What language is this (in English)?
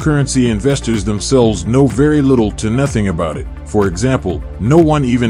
English